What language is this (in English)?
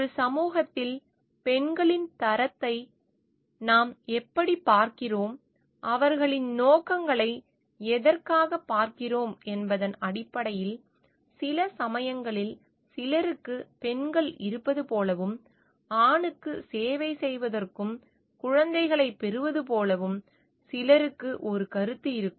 Tamil